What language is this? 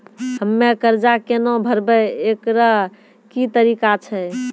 Maithili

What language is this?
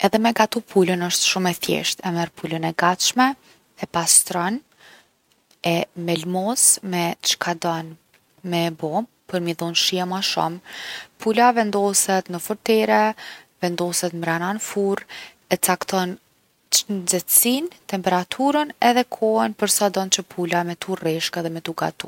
Gheg Albanian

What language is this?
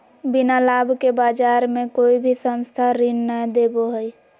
Magahi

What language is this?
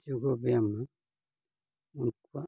Santali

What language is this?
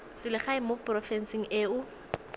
Tswana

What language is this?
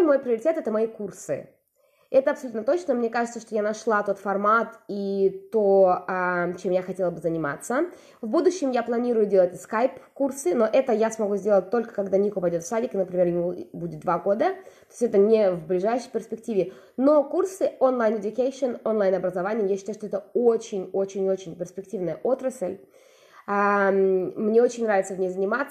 Russian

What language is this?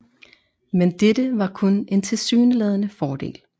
Danish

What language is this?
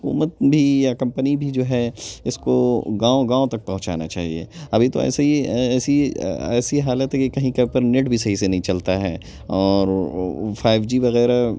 Urdu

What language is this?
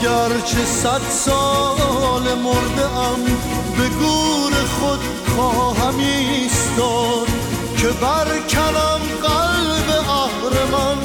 Persian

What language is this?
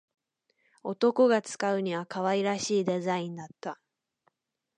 Japanese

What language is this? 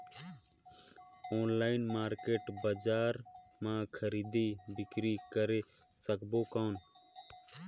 Chhattisgarhi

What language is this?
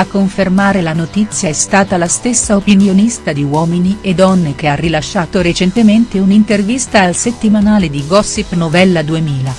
Italian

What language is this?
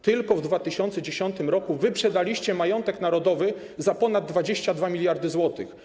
Polish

